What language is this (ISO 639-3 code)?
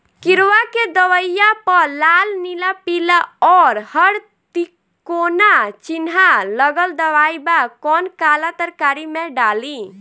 bho